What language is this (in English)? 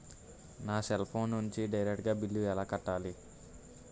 Telugu